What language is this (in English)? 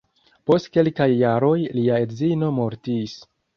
Esperanto